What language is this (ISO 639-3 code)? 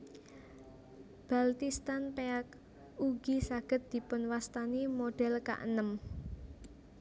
jav